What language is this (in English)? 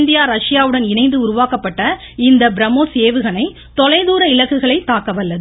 Tamil